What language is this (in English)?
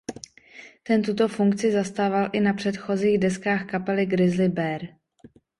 Czech